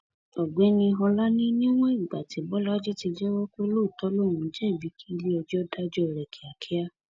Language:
Yoruba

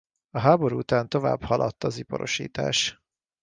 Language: Hungarian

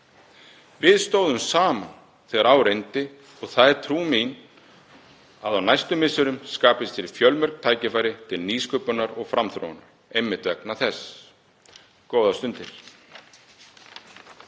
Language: Icelandic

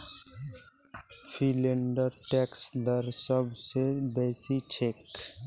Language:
Magahi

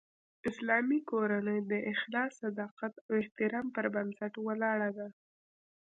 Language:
Pashto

